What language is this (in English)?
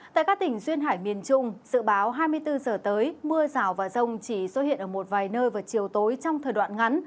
Vietnamese